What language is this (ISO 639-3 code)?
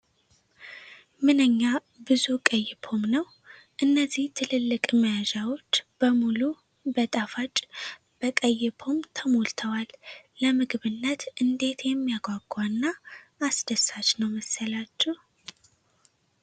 amh